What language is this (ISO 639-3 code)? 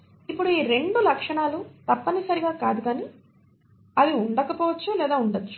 tel